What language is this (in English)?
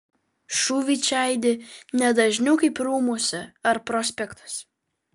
Lithuanian